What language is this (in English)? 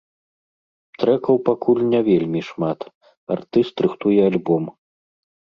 Belarusian